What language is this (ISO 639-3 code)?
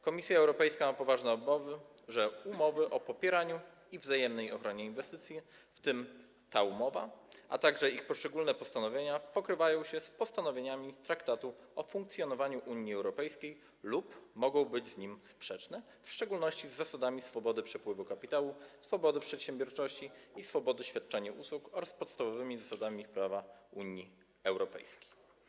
pol